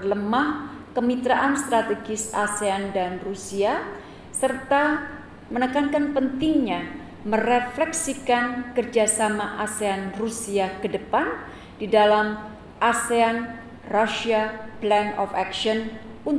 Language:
Indonesian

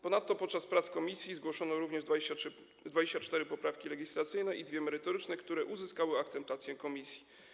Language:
Polish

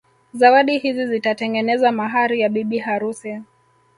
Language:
Swahili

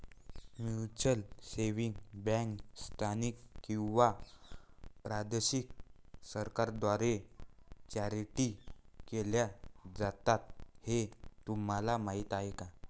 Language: Marathi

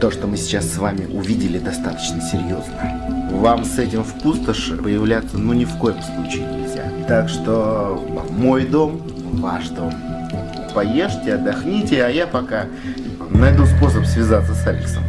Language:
Russian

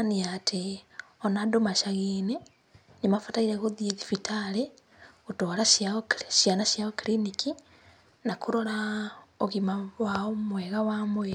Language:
Kikuyu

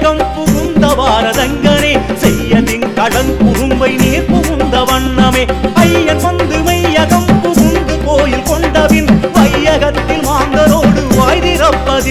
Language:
Arabic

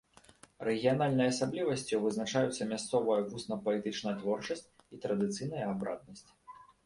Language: Belarusian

